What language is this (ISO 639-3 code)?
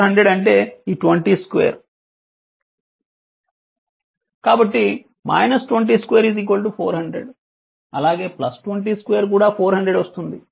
tel